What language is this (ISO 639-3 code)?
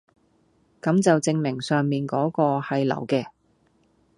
yue